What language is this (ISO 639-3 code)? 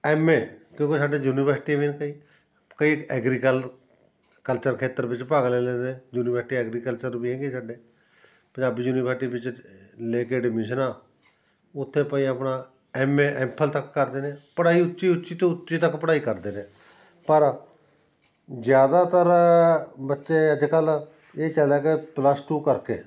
pan